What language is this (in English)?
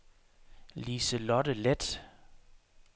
Danish